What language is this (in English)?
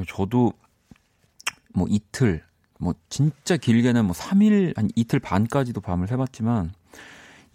Korean